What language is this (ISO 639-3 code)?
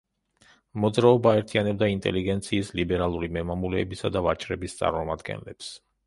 kat